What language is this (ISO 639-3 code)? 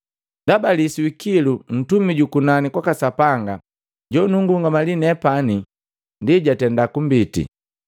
mgv